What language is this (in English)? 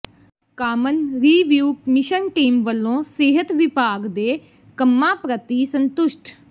Punjabi